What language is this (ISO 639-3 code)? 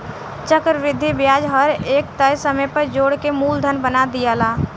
bho